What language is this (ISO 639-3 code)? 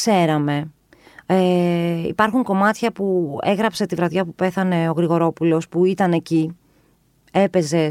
ell